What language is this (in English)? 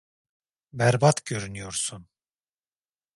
Turkish